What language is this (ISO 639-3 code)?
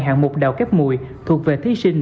vie